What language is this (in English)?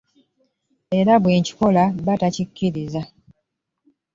Ganda